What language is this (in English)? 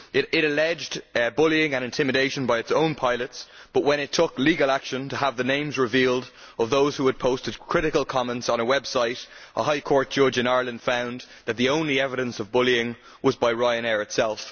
English